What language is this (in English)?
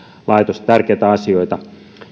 Finnish